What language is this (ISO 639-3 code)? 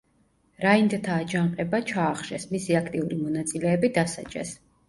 kat